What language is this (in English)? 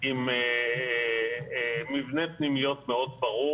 Hebrew